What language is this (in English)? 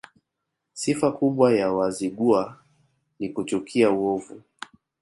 Swahili